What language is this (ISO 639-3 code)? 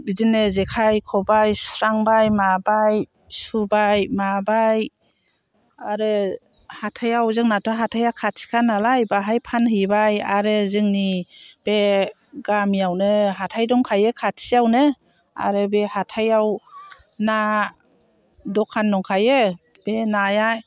brx